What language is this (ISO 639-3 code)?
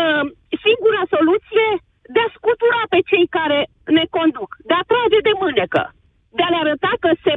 ron